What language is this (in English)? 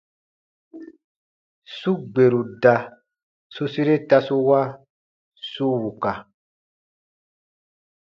Baatonum